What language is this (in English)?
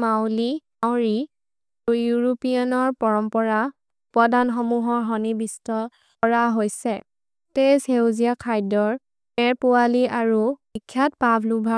Maria (India)